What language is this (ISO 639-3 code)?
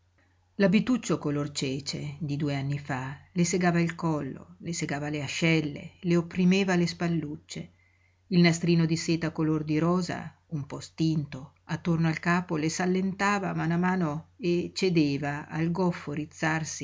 ita